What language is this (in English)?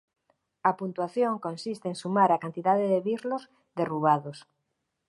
Galician